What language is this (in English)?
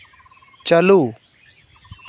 Santali